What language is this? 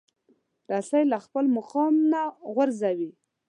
Pashto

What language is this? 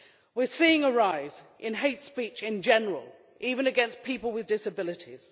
English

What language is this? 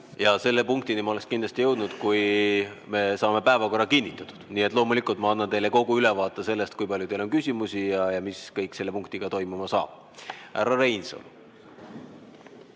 Estonian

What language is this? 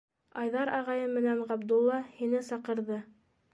Bashkir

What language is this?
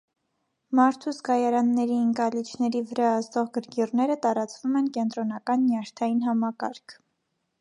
Armenian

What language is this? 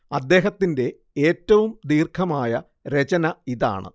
Malayalam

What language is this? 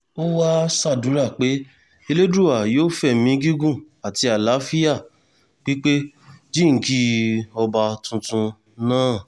Yoruba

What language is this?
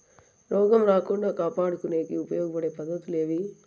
Telugu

